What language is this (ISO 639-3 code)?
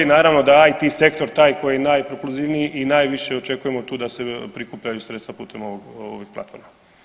hrv